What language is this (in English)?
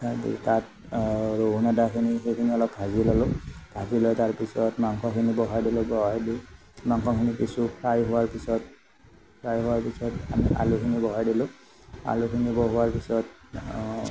Assamese